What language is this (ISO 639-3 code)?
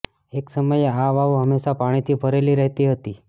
guj